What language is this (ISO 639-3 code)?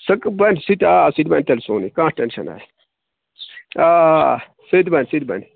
kas